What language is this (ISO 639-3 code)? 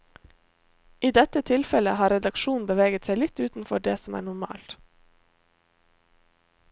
nor